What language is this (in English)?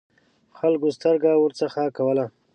Pashto